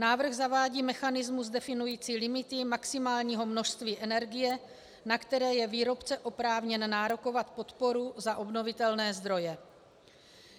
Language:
Czech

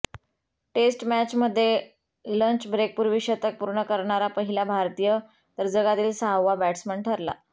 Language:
Marathi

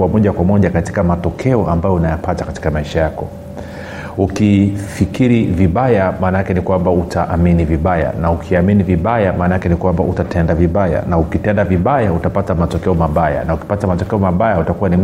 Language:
Swahili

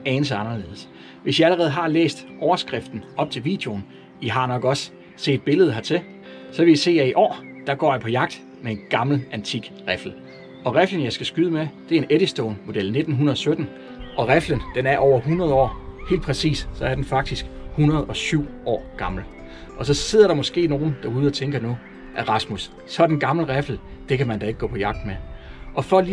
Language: Danish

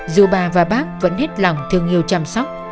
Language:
Vietnamese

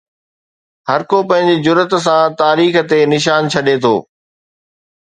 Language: Sindhi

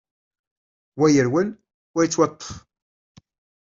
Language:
Kabyle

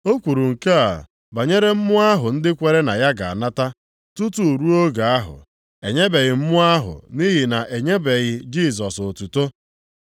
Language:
Igbo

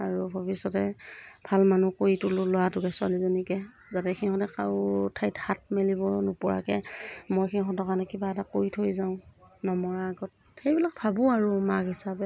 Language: Assamese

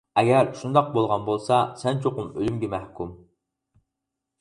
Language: Uyghur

